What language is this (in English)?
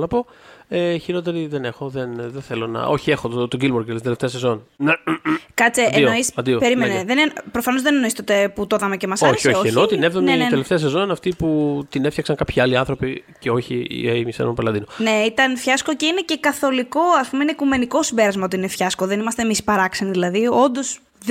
Greek